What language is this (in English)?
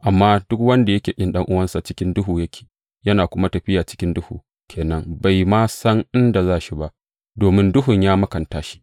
Hausa